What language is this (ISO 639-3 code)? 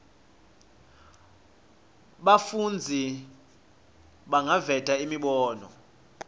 ssw